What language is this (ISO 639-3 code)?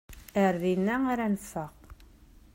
kab